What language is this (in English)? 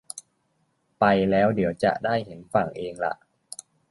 Thai